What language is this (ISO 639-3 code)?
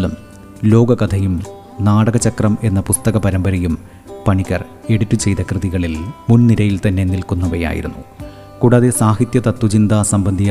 mal